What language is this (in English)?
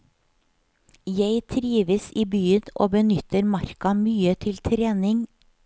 Norwegian